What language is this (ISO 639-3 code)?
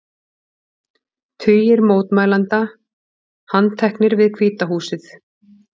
isl